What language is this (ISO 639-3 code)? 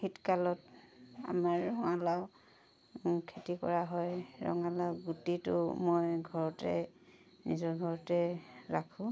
asm